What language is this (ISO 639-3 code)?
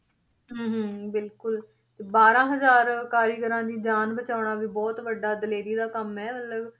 pan